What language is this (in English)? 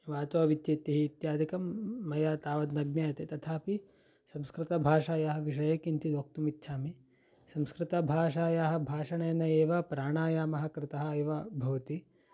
Sanskrit